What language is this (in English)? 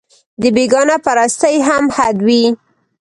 Pashto